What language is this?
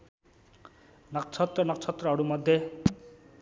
Nepali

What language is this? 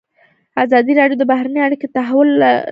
Pashto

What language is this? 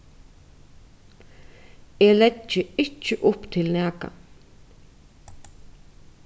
Faroese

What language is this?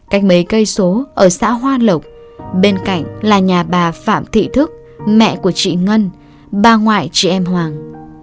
Vietnamese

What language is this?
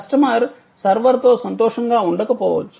Telugu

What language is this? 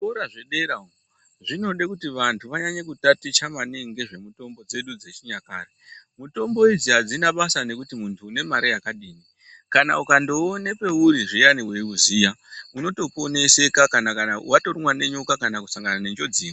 Ndau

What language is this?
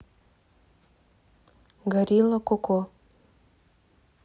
Russian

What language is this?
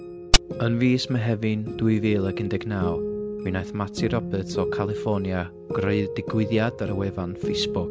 Welsh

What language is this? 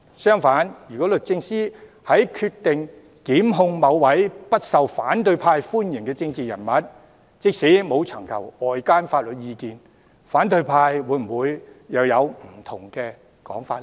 Cantonese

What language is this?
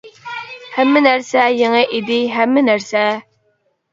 Uyghur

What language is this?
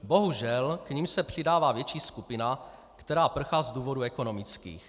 Czech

